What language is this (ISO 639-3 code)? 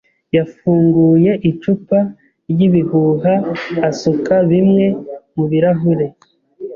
kin